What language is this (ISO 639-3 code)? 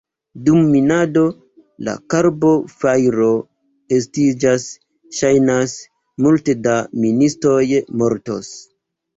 epo